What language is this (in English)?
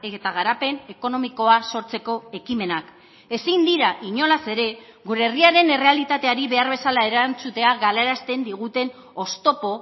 Basque